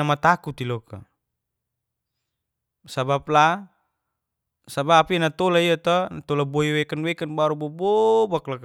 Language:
Geser-Gorom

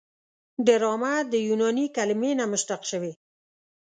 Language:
Pashto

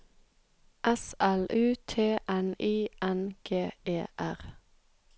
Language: Norwegian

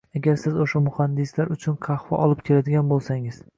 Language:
Uzbek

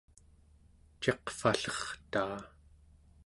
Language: Central Yupik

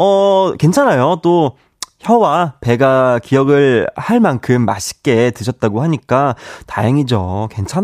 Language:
Korean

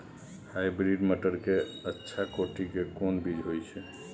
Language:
Maithili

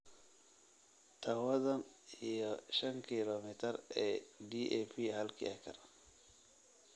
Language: Somali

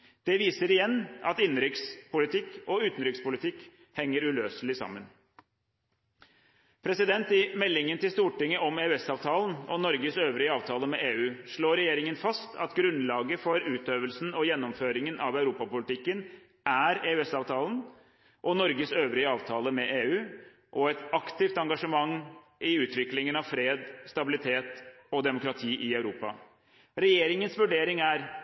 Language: Norwegian Bokmål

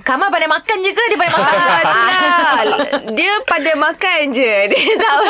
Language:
Malay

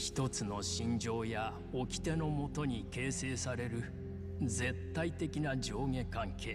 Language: Japanese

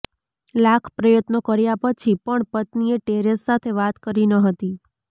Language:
Gujarati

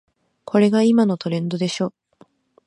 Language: Japanese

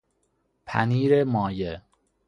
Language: Persian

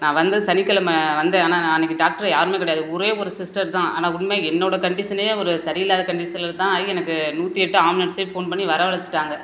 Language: Tamil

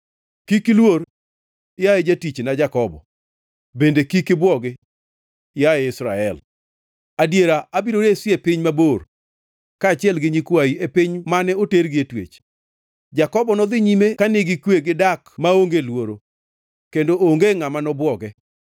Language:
Luo (Kenya and Tanzania)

